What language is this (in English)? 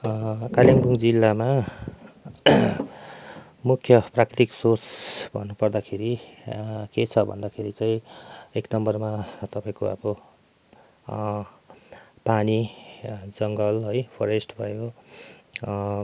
Nepali